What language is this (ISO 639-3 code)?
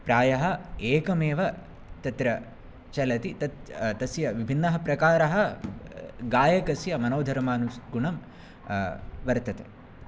san